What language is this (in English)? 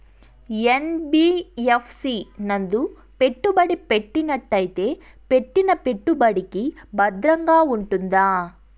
Telugu